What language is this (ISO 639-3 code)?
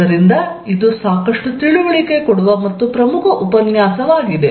kan